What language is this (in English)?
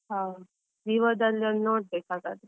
Kannada